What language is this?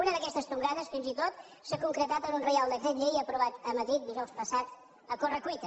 Catalan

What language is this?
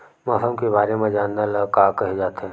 Chhattisgarhi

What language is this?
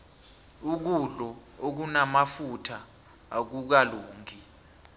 South Ndebele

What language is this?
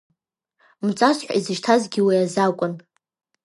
Abkhazian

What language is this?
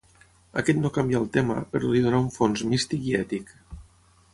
Catalan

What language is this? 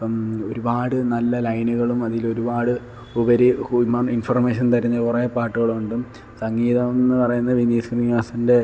Malayalam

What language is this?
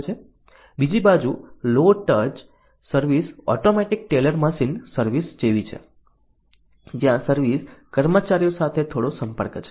Gujarati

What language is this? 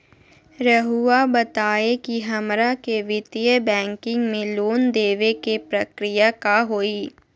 Magahi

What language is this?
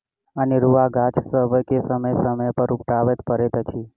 Maithili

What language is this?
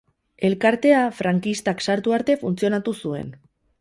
Basque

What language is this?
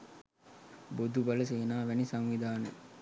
Sinhala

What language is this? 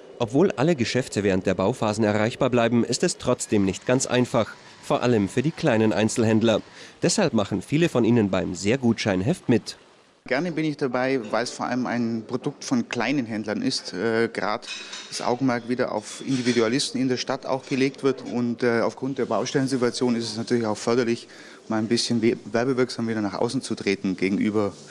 German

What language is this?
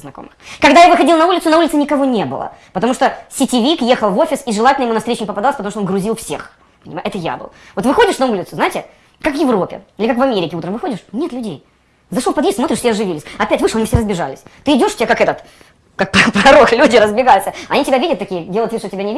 Russian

